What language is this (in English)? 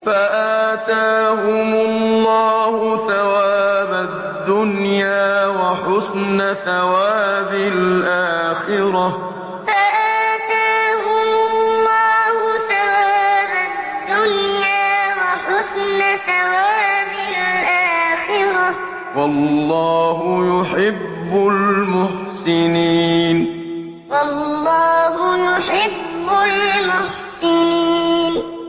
Arabic